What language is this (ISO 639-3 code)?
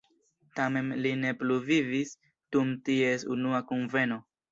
epo